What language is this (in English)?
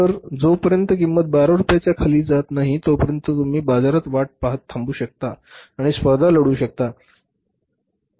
Marathi